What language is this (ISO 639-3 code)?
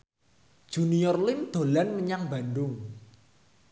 jav